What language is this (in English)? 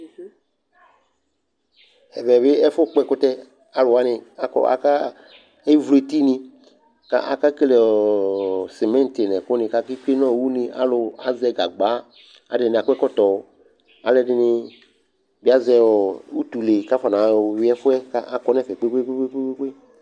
Ikposo